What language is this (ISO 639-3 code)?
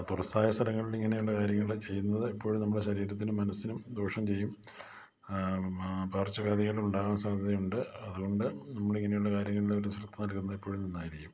mal